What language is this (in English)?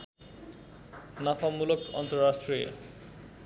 Nepali